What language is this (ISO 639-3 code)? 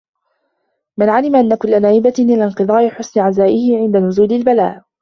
ara